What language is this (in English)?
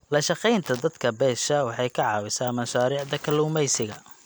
Somali